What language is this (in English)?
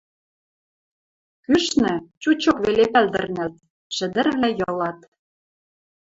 Western Mari